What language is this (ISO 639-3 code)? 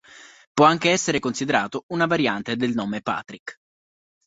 ita